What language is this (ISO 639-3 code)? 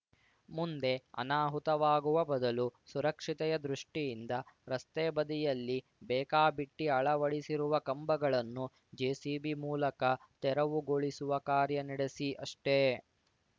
kan